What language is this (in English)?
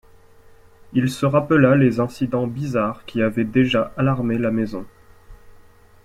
French